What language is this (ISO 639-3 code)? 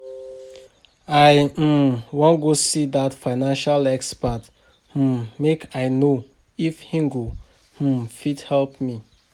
pcm